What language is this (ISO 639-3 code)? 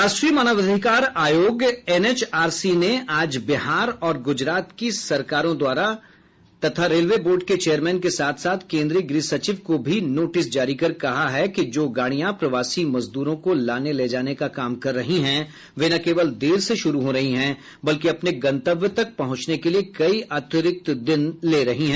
hin